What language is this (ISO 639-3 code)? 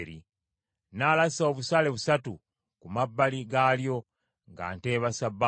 lug